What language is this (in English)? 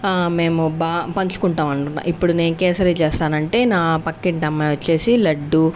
Telugu